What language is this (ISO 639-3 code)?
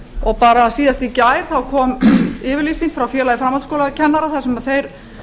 isl